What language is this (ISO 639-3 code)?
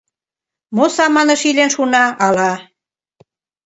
chm